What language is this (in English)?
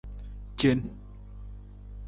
Nawdm